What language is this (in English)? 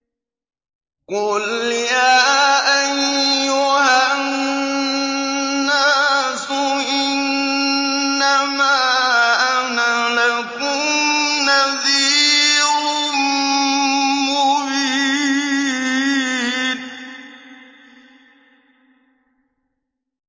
Arabic